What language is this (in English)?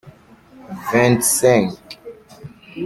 French